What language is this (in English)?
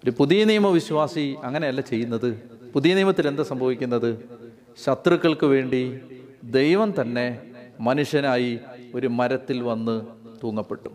Malayalam